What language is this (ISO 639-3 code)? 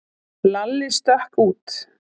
isl